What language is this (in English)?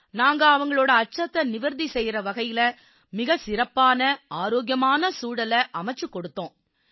Tamil